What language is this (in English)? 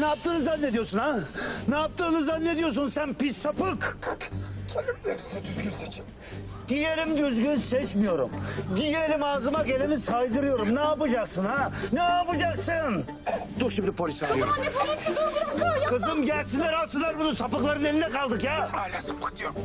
Turkish